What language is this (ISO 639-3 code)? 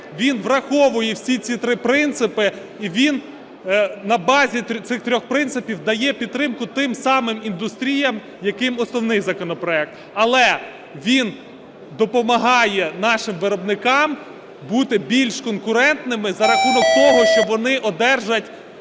ukr